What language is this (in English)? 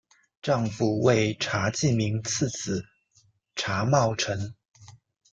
Chinese